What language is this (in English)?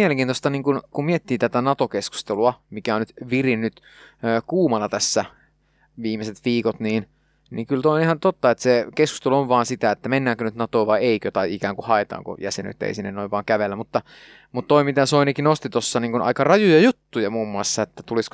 Finnish